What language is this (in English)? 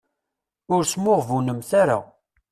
Kabyle